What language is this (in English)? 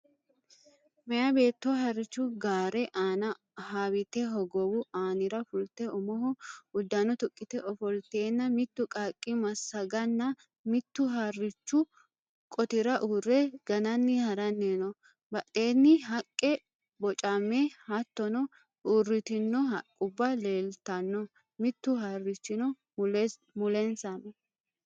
Sidamo